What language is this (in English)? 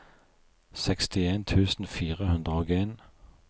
Norwegian